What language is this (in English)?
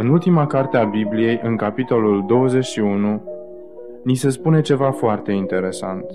Romanian